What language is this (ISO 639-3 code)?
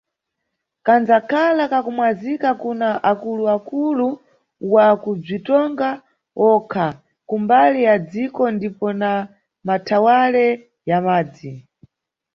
nyu